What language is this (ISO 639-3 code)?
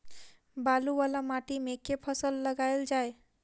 mai